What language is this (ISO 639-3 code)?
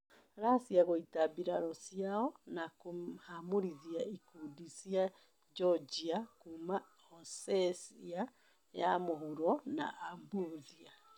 kik